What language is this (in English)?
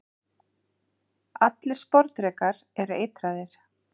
Icelandic